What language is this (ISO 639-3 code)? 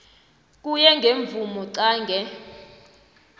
nbl